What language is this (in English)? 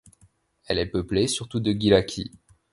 French